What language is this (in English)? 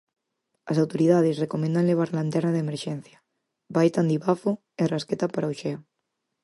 Galician